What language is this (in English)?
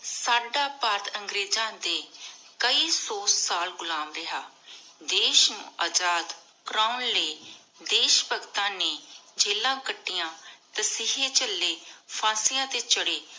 Punjabi